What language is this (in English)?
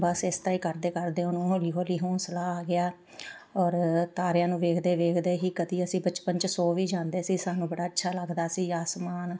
Punjabi